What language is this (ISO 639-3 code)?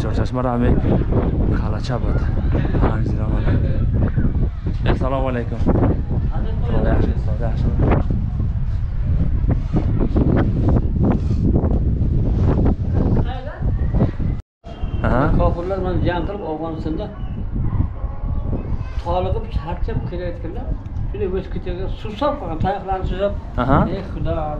tur